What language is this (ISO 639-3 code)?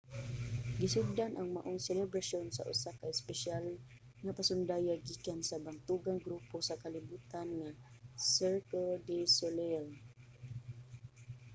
ceb